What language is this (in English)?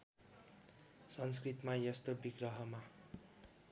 Nepali